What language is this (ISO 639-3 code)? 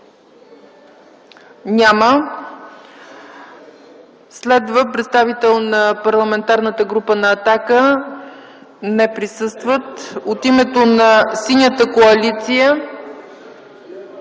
bul